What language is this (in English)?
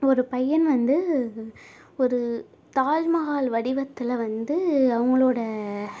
Tamil